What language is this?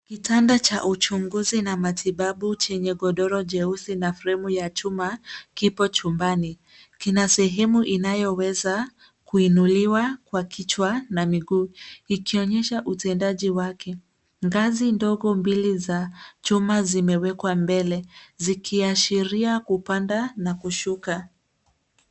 Swahili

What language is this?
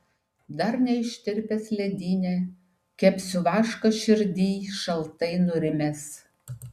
Lithuanian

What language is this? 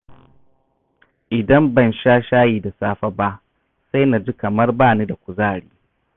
Hausa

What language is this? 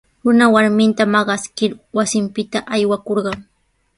Sihuas Ancash Quechua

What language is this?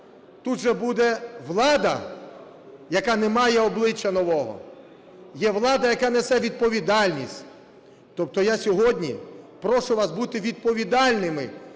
Ukrainian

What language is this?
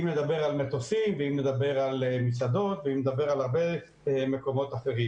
Hebrew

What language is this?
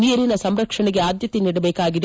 Kannada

